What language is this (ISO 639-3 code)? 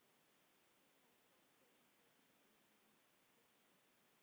isl